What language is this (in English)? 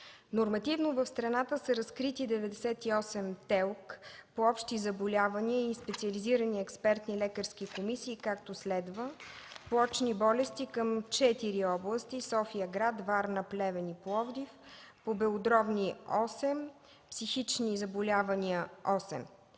Bulgarian